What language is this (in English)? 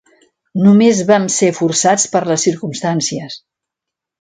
Catalan